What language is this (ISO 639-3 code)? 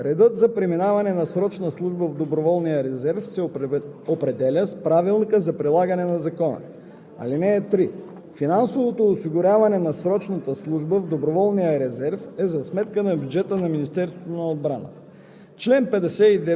bul